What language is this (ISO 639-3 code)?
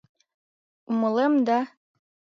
chm